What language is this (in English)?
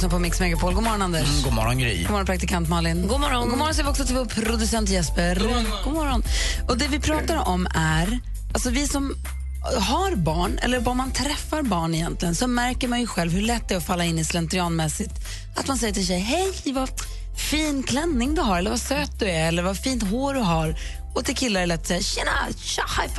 Swedish